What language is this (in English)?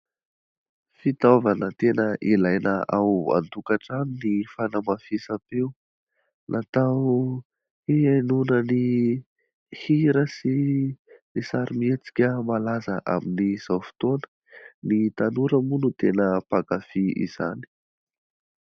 Malagasy